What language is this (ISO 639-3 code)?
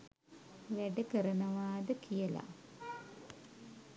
sin